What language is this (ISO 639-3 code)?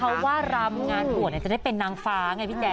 tha